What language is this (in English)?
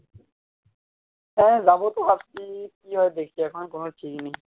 Bangla